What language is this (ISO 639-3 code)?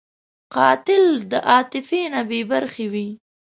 pus